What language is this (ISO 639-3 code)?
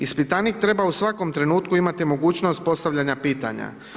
hrv